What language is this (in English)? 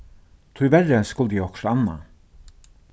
Faroese